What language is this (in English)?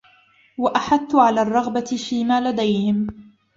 Arabic